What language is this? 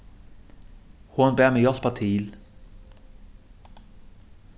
Faroese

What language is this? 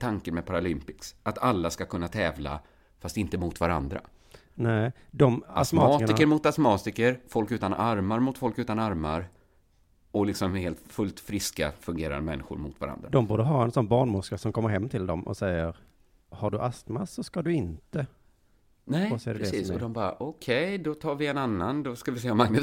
Swedish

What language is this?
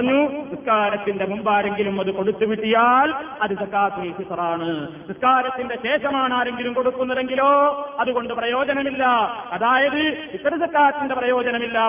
Malayalam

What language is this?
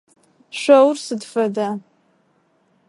Adyghe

